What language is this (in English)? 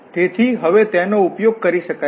Gujarati